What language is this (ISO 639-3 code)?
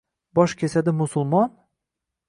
uzb